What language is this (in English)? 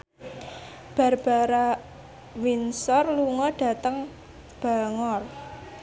Javanese